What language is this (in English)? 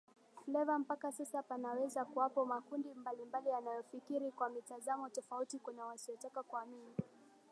Swahili